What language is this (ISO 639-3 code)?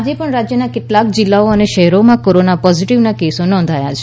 guj